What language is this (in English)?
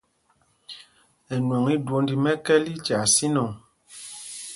Mpumpong